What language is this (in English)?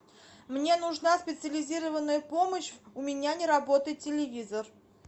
Russian